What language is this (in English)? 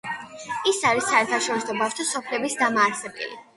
Georgian